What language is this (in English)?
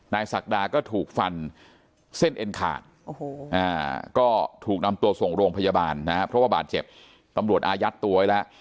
Thai